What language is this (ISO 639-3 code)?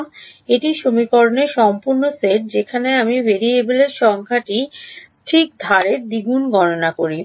ben